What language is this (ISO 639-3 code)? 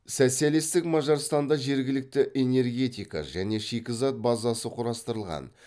kaz